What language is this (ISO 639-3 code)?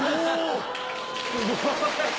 jpn